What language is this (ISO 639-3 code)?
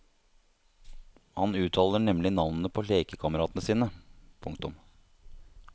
nor